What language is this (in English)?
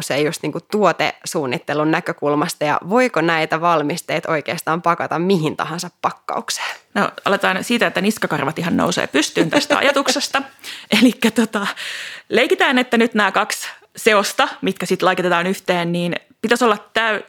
Finnish